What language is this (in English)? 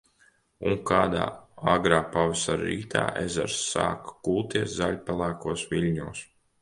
Latvian